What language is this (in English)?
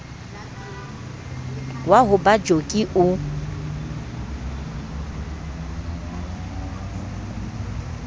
Southern Sotho